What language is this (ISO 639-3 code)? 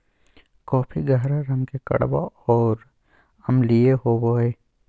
mag